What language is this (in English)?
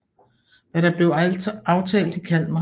Danish